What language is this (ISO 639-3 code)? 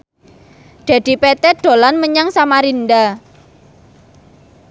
jav